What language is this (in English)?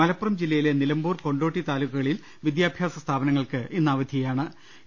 Malayalam